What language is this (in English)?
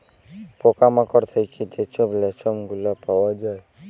Bangla